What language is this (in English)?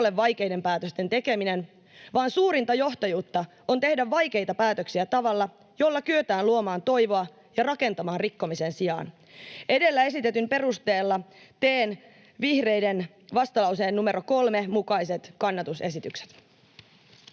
Finnish